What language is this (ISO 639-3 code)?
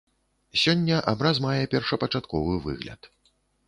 bel